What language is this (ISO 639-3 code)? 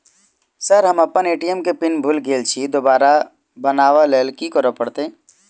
mai